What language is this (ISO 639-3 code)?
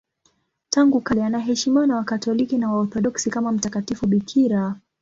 swa